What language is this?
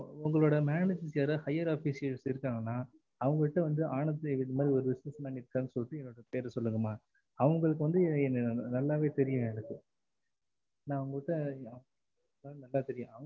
Tamil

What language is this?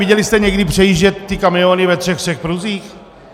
Czech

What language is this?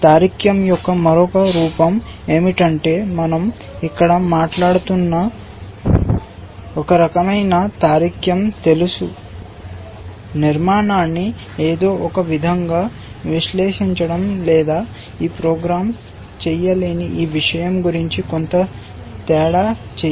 Telugu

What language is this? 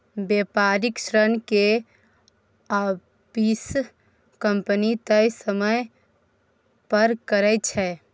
Maithili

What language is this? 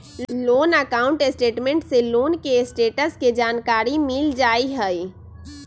Magahi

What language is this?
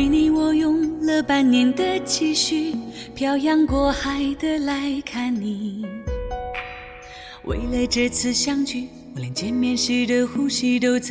Chinese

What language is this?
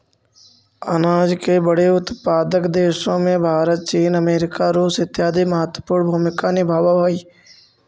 Magahi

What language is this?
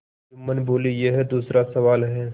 Hindi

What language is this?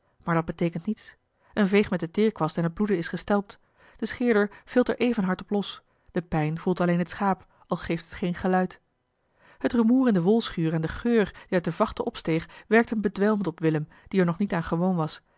Dutch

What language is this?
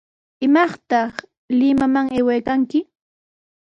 Sihuas Ancash Quechua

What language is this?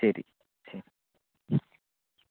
Malayalam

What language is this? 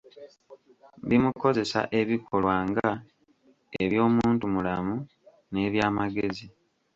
Ganda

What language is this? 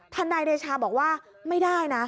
Thai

